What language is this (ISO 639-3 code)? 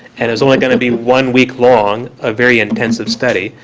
eng